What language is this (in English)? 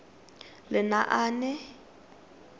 Tswana